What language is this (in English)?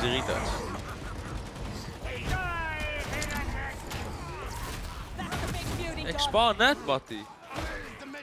Dutch